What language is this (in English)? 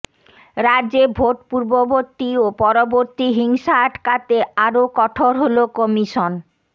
Bangla